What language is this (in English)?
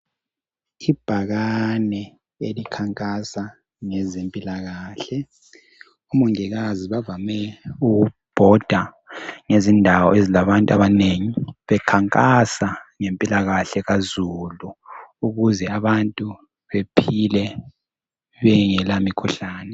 North Ndebele